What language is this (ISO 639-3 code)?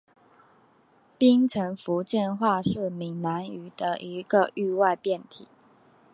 zho